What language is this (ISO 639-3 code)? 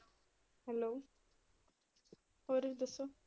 pan